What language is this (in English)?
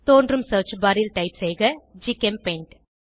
Tamil